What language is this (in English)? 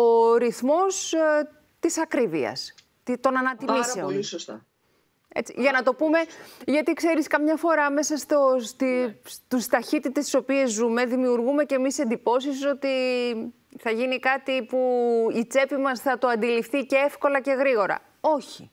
Greek